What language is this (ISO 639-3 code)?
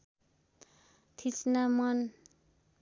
nep